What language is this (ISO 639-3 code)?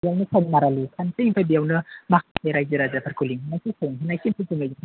brx